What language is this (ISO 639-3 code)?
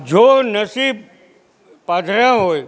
guj